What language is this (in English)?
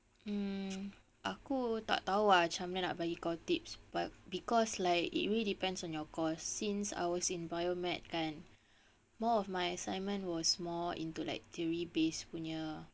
English